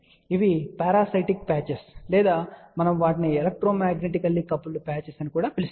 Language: Telugu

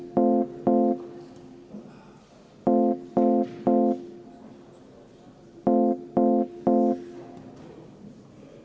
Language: Estonian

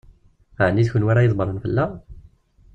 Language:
Kabyle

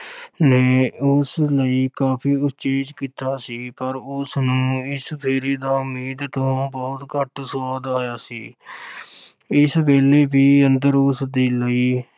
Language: Punjabi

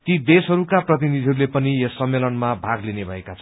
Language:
Nepali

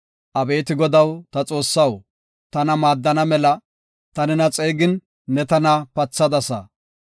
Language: Gofa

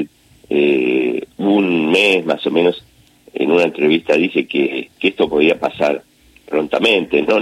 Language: Spanish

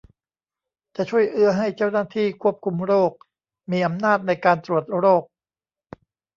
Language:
Thai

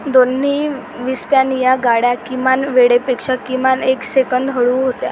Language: Marathi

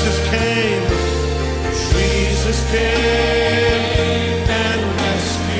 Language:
Thai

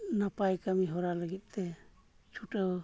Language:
Santali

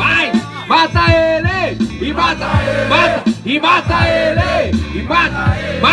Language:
Portuguese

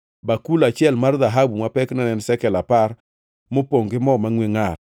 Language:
Luo (Kenya and Tanzania)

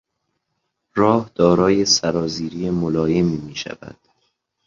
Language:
Persian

